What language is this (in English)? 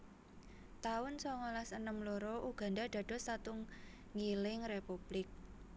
Javanese